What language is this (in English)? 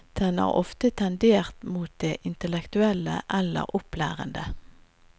Norwegian